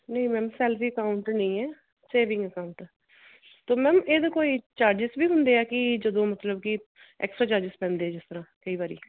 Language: Punjabi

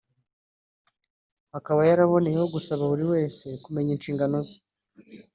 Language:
Kinyarwanda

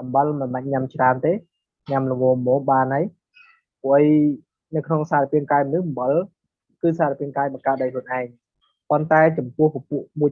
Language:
Vietnamese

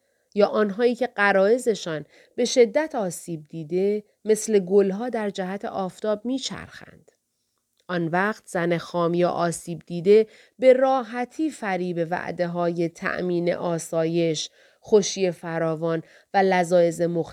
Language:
Persian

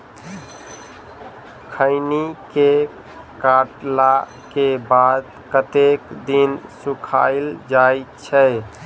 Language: Maithili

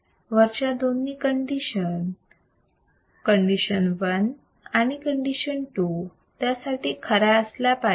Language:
Marathi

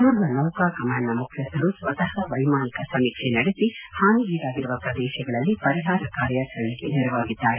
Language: Kannada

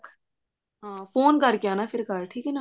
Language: Punjabi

